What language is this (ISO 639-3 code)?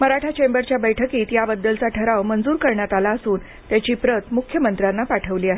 mar